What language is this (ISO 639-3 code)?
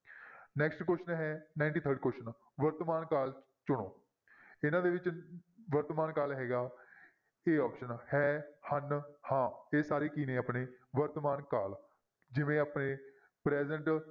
pan